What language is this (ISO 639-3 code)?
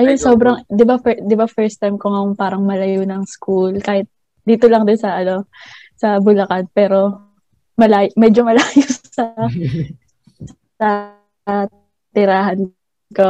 fil